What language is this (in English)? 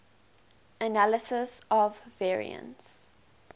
English